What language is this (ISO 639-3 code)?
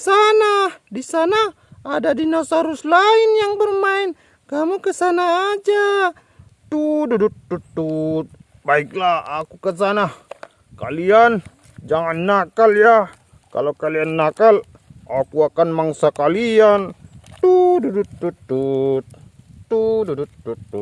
ind